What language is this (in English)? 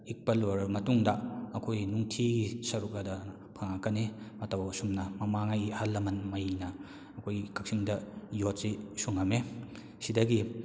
Manipuri